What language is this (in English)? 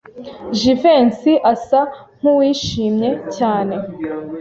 Kinyarwanda